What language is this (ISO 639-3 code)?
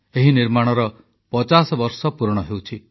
ori